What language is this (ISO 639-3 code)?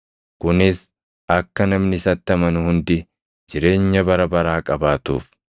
orm